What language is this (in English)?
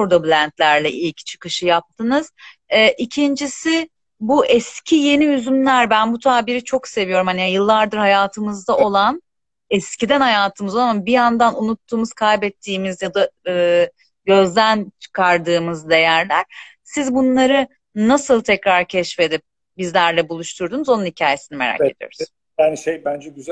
Turkish